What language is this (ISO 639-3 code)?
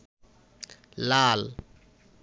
ben